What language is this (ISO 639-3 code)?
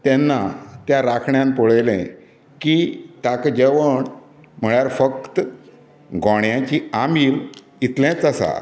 kok